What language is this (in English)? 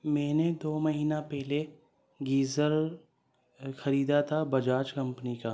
Urdu